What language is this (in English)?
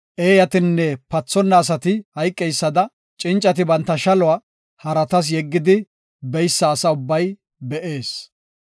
Gofa